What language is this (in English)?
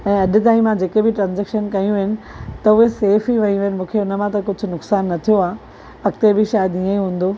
Sindhi